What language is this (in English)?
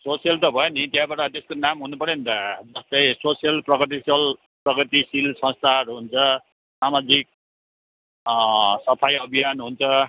Nepali